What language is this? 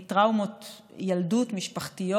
Hebrew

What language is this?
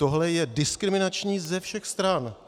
Czech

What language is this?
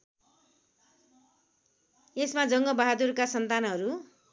Nepali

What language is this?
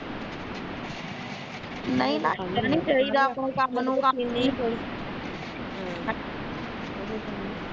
Punjabi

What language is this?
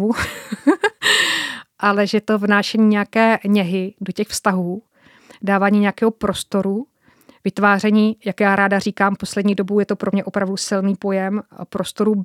Czech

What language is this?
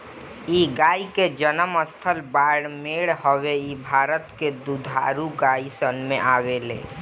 Bhojpuri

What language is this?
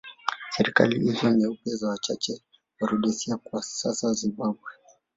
Swahili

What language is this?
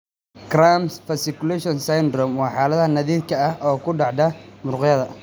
Somali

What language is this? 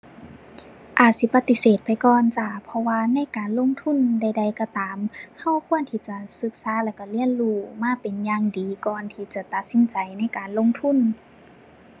Thai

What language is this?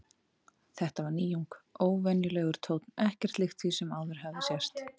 Icelandic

